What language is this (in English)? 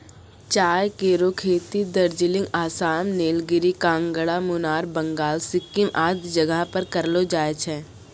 Maithili